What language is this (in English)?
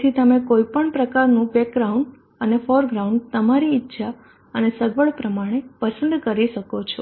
Gujarati